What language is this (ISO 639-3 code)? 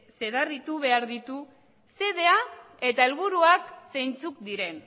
eus